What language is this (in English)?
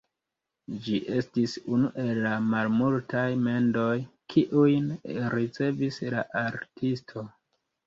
Esperanto